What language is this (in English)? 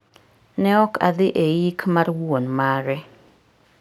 Luo (Kenya and Tanzania)